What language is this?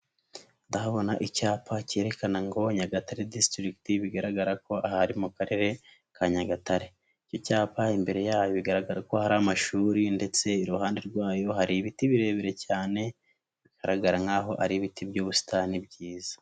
Kinyarwanda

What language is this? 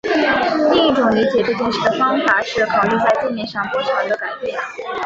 Chinese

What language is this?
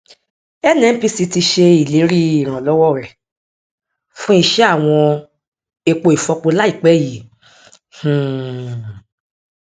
Yoruba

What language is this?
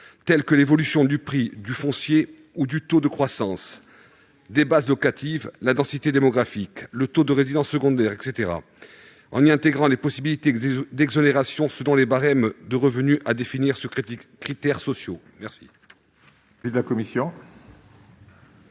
French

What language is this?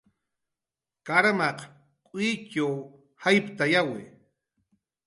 Jaqaru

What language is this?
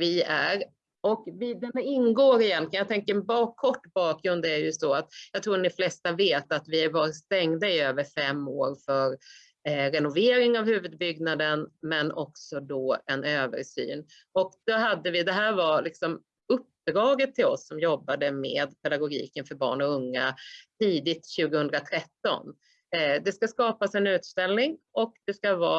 Swedish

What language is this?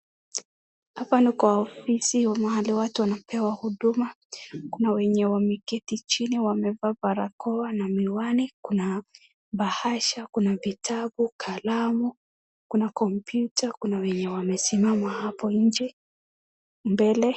Swahili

